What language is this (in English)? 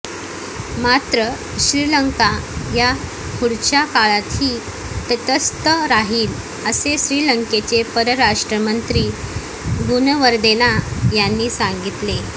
Marathi